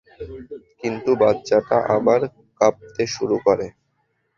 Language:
Bangla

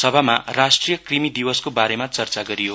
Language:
Nepali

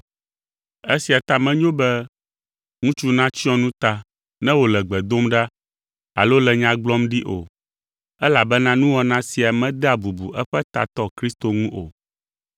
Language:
Ewe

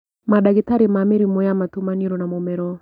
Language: Kikuyu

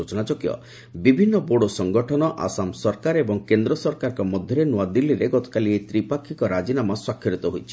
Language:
Odia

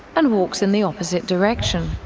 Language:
English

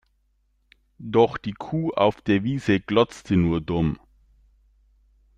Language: German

